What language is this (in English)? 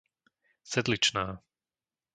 Slovak